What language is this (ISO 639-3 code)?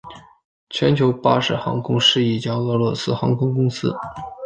zho